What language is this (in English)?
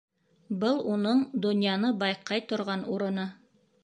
Bashkir